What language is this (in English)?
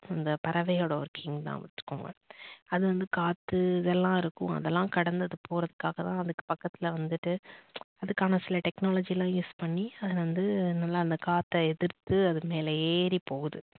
Tamil